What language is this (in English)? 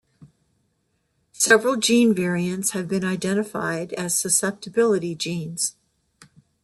English